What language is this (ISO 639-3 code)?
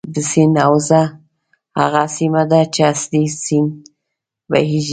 pus